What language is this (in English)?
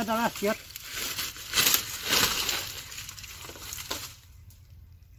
Romanian